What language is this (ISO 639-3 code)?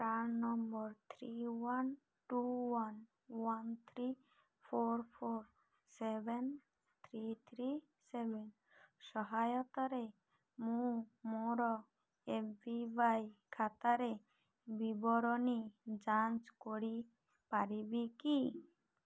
ori